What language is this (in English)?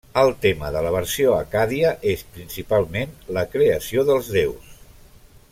Catalan